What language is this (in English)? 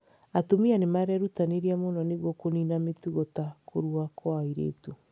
Kikuyu